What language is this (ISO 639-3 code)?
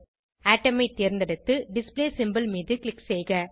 tam